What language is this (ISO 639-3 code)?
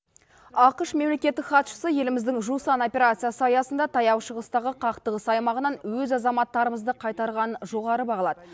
kaz